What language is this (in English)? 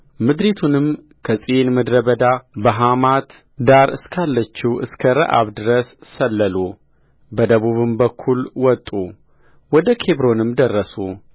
Amharic